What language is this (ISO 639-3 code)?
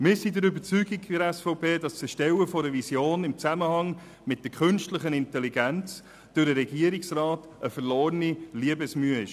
gsw